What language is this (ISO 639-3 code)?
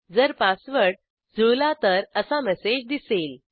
mar